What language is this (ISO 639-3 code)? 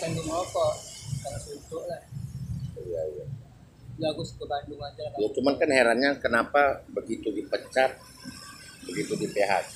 ind